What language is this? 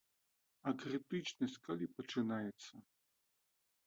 Belarusian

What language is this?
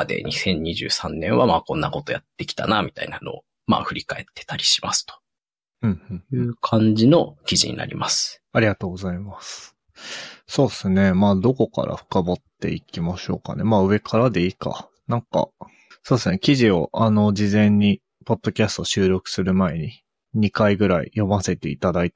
Japanese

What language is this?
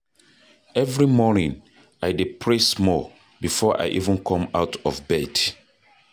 Nigerian Pidgin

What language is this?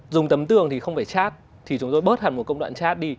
Vietnamese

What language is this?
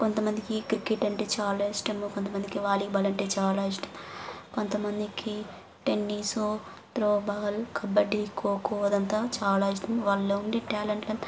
Telugu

